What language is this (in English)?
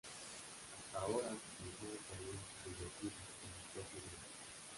Spanish